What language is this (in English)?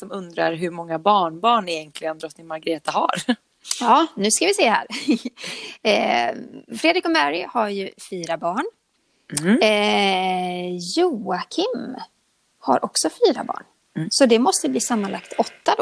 Swedish